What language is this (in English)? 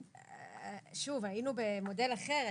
Hebrew